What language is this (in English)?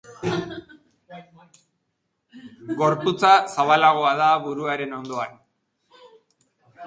Basque